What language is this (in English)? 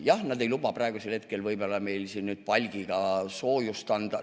Estonian